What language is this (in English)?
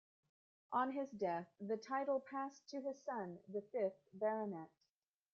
English